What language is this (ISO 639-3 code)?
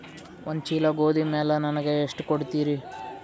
kan